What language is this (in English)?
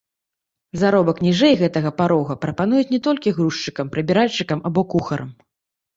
Belarusian